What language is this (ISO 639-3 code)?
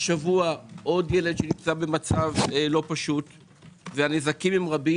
heb